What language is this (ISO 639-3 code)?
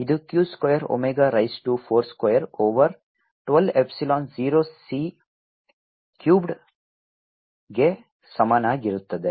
kan